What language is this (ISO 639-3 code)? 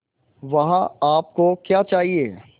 hin